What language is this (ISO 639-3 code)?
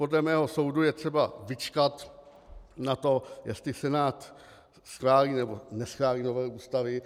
ces